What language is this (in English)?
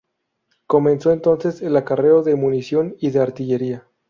Spanish